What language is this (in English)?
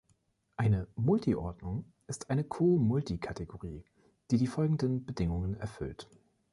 German